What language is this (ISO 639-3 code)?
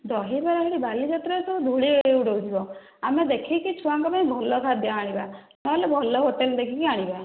ori